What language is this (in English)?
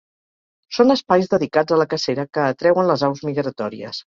Catalan